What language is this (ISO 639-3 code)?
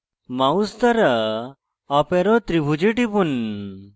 ben